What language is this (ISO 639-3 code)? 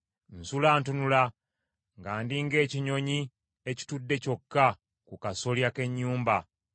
lug